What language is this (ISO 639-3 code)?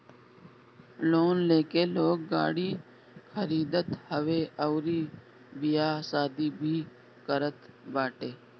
bho